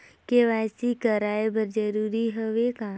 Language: Chhattisgarhi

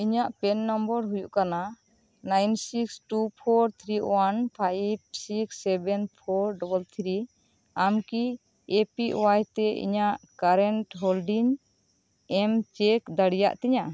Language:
Santali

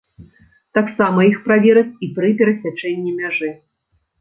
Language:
Belarusian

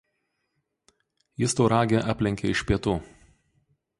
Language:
Lithuanian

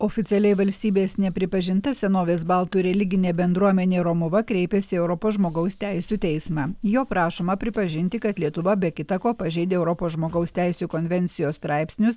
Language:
Lithuanian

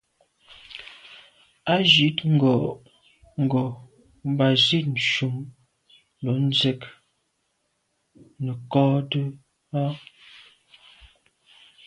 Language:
Medumba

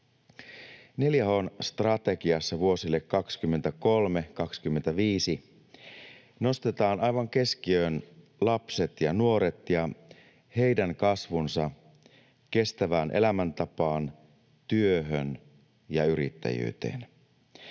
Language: Finnish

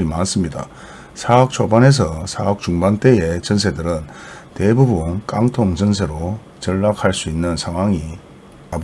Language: Korean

